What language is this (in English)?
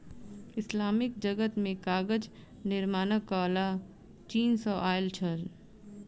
Maithili